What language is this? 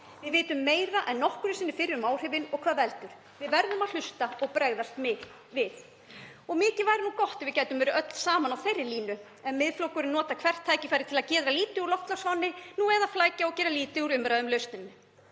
Icelandic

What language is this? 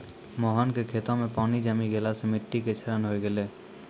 Maithili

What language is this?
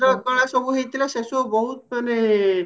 Odia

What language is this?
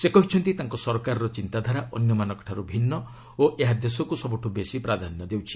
Odia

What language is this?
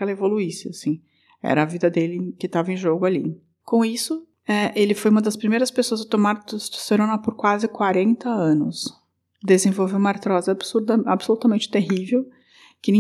Portuguese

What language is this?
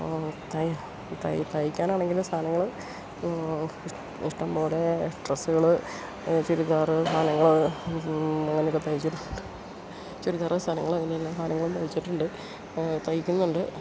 Malayalam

